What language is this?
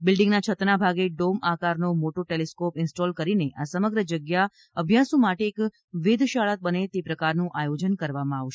Gujarati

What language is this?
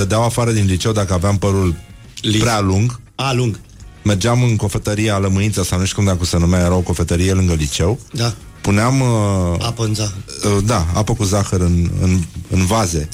Romanian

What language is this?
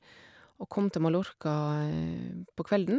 Norwegian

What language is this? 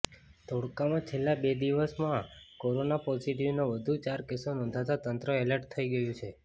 Gujarati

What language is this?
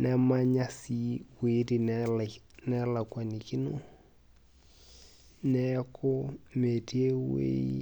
Masai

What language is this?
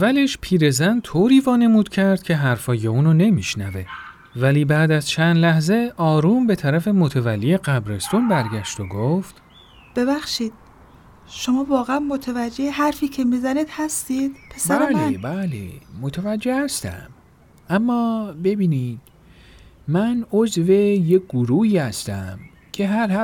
Persian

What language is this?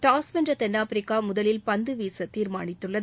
Tamil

